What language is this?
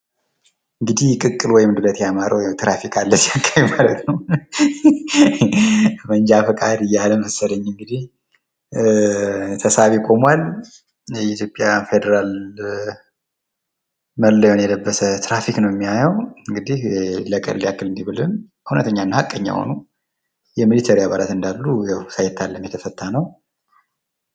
Amharic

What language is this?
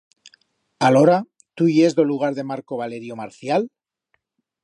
Aragonese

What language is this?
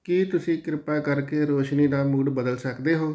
Punjabi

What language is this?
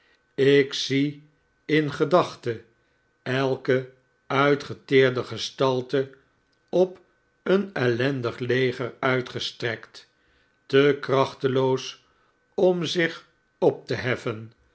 Dutch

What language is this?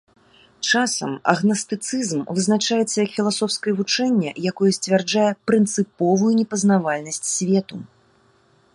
Belarusian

